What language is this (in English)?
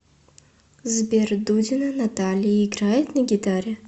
Russian